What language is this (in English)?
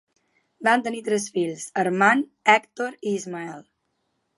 Catalan